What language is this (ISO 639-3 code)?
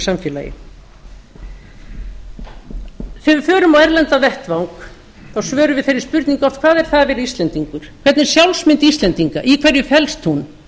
isl